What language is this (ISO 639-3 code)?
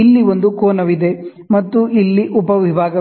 kan